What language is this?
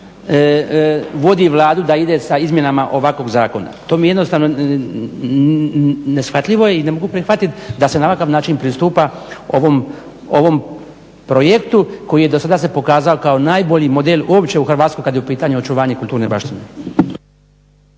Croatian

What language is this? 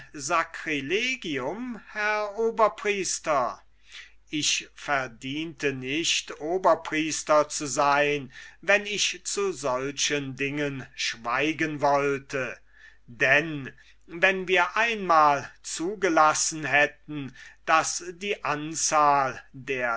German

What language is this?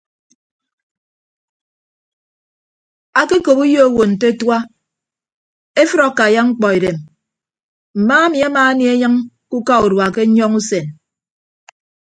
Ibibio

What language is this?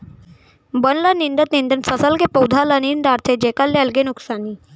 Chhattisgarhi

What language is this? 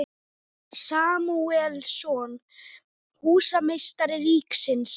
Icelandic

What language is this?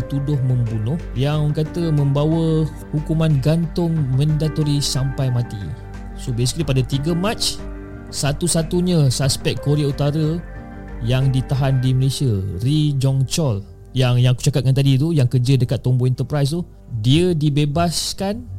Malay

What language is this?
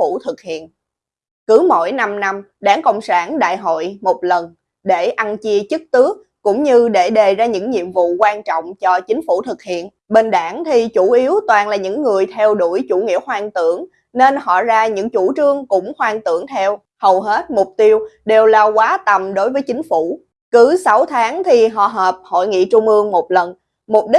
Vietnamese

